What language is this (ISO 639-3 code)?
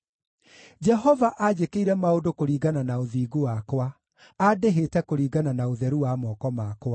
kik